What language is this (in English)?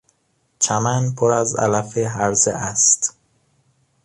Persian